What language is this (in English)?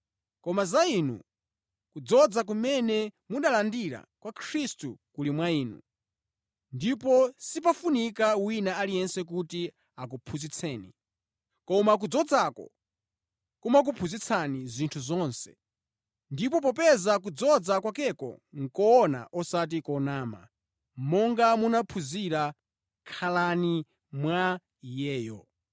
Nyanja